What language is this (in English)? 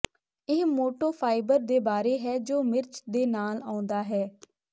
Punjabi